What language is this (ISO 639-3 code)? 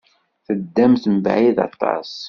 kab